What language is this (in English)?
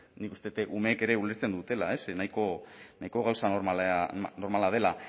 Basque